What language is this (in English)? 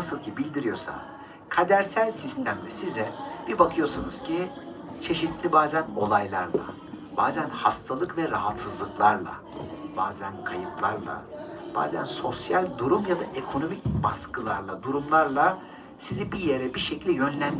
Turkish